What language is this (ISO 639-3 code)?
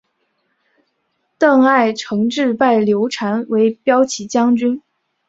zho